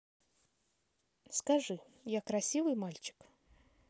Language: Russian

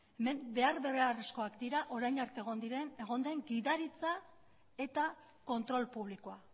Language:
Basque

